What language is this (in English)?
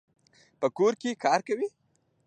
Pashto